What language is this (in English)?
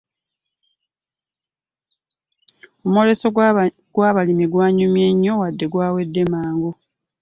Ganda